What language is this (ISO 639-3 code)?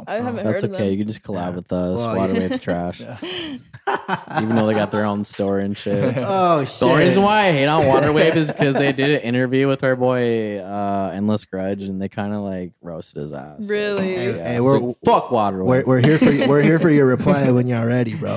eng